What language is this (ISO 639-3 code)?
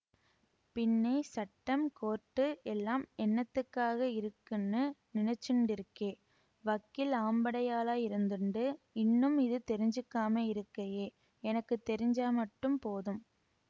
tam